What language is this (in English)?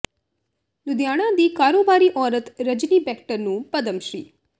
Punjabi